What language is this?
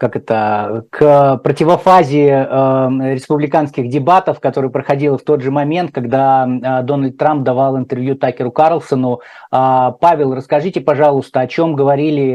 Russian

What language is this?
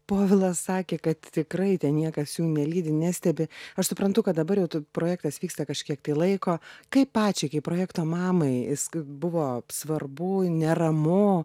Lithuanian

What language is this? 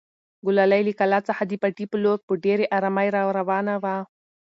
Pashto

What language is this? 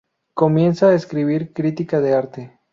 Spanish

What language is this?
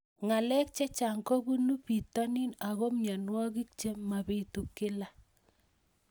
Kalenjin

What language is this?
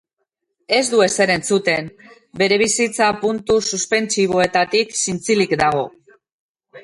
Basque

